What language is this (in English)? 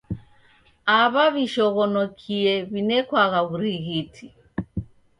Taita